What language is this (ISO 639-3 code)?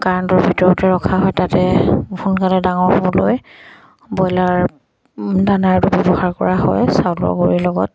asm